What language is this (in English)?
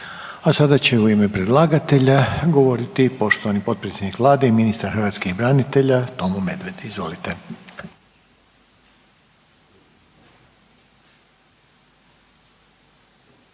Croatian